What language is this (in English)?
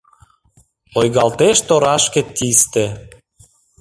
Mari